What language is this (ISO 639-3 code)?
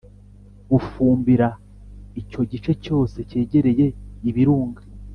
kin